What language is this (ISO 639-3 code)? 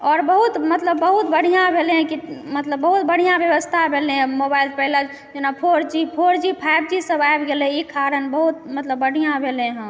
mai